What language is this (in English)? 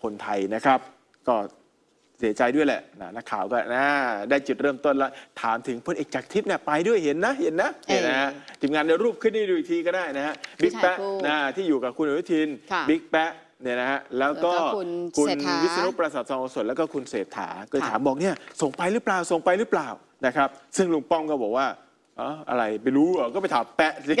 Thai